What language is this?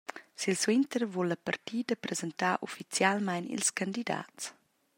Romansh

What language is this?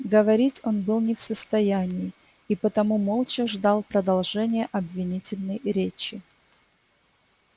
Russian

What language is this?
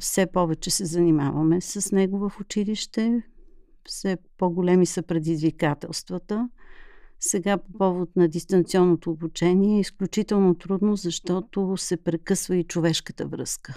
Bulgarian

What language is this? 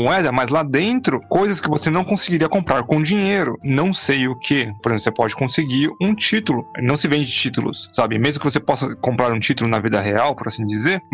Portuguese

